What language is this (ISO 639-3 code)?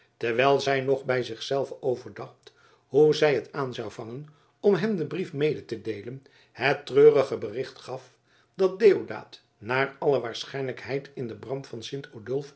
nld